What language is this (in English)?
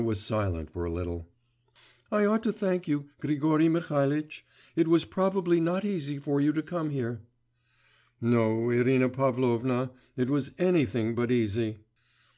English